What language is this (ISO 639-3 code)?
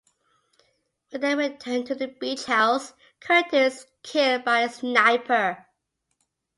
eng